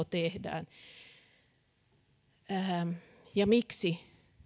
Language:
Finnish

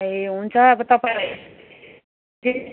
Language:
Nepali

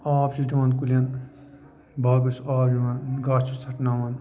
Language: Kashmiri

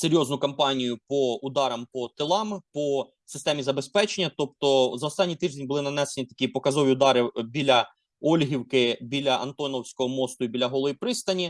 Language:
Ukrainian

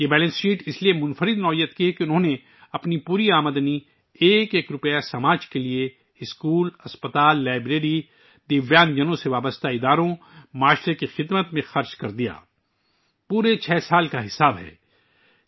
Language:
Urdu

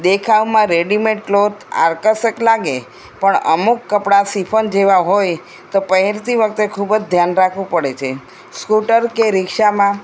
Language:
Gujarati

